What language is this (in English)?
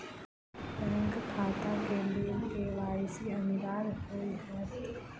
Maithili